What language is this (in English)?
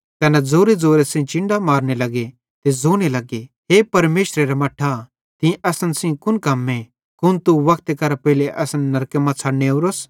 Bhadrawahi